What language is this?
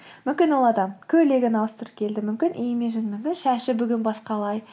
Kazakh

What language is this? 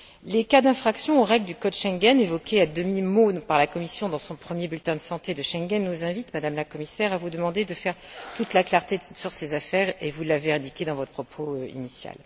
French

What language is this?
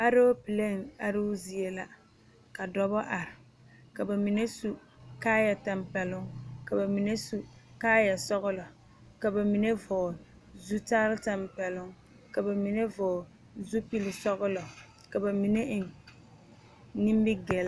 Southern Dagaare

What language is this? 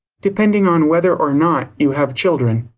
English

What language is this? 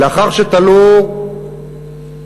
Hebrew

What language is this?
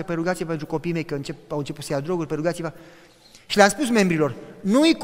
Romanian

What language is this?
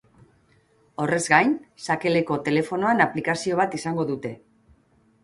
Basque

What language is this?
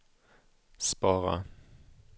Swedish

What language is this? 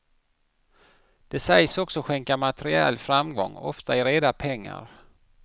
Swedish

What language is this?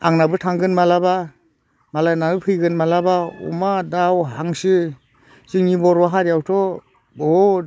Bodo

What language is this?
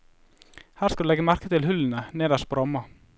Norwegian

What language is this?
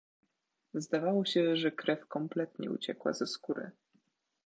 Polish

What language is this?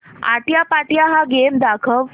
Marathi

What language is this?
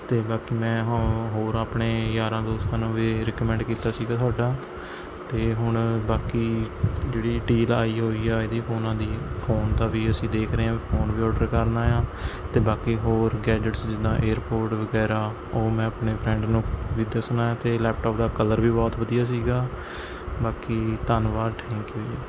Punjabi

